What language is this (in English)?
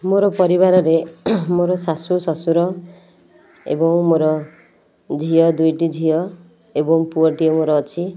Odia